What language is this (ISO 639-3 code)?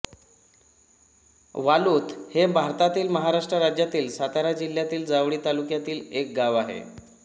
mar